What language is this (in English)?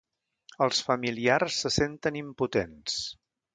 Catalan